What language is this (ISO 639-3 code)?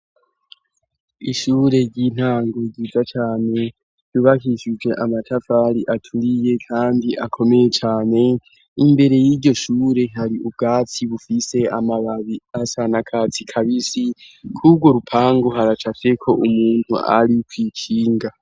run